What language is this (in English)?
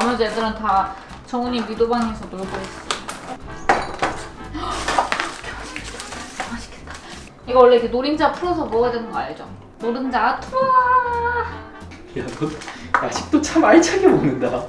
Korean